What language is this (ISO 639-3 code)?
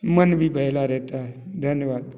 hin